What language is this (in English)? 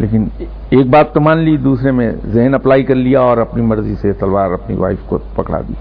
Urdu